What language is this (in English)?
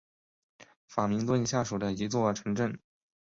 Chinese